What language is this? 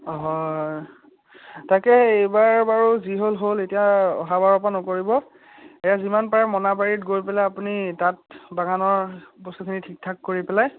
Assamese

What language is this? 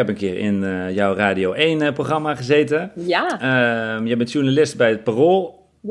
Dutch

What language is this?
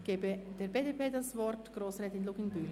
Swiss German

